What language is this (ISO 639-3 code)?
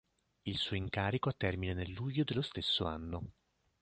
ita